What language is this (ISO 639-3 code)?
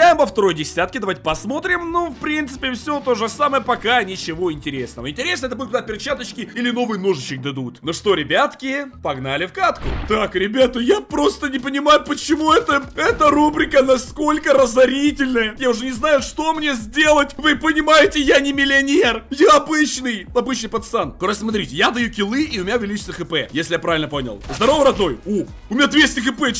rus